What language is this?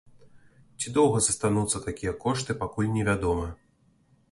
Belarusian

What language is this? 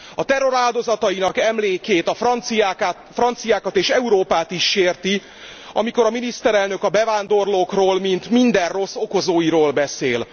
Hungarian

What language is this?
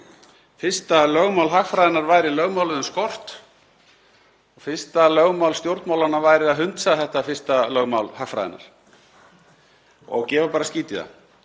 Icelandic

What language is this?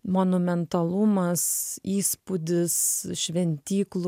Lithuanian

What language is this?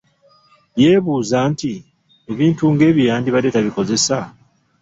Ganda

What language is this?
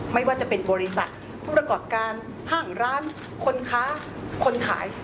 Thai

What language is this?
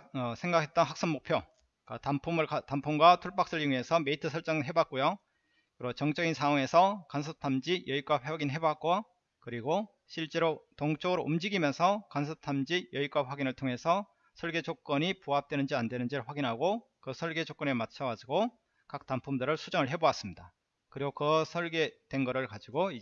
Korean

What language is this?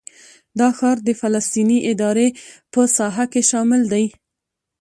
Pashto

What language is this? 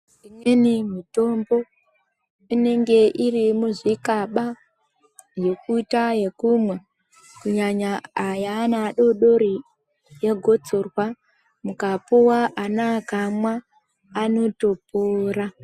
Ndau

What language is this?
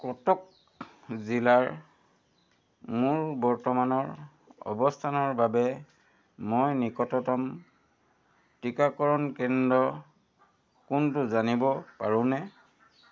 Assamese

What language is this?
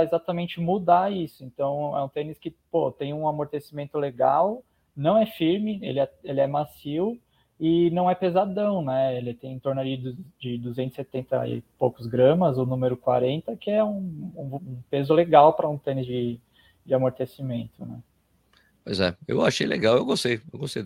Portuguese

